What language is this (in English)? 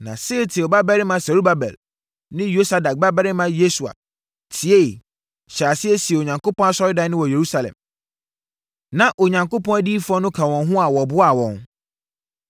Akan